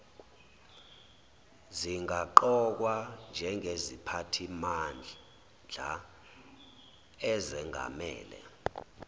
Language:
Zulu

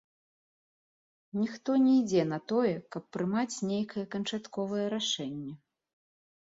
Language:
Belarusian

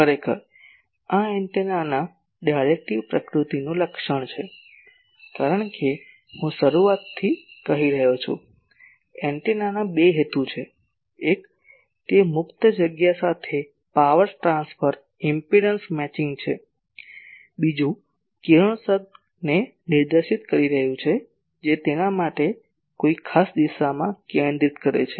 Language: Gujarati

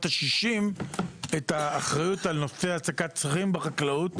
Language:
Hebrew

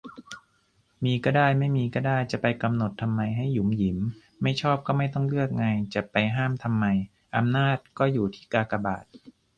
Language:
Thai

